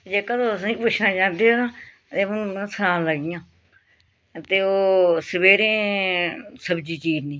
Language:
Dogri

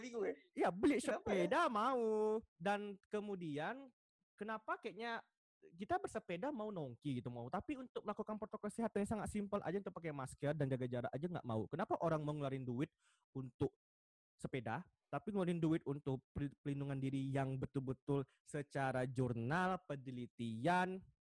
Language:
Indonesian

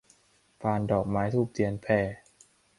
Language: Thai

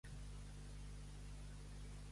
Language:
Catalan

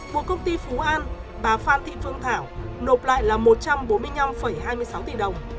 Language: Vietnamese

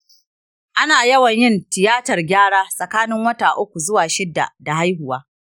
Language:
Hausa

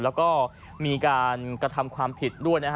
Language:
Thai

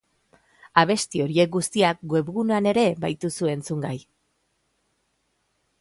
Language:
Basque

